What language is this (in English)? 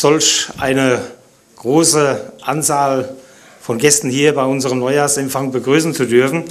German